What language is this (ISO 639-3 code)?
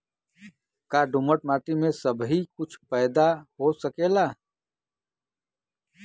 bho